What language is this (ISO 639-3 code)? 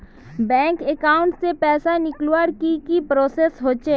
mag